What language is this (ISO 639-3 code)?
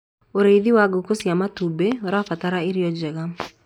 kik